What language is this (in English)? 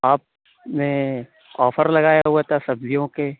Urdu